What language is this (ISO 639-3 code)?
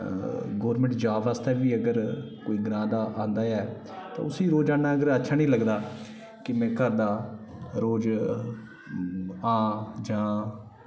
doi